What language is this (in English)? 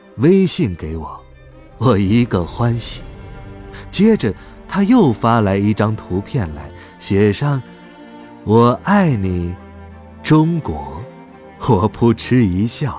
Chinese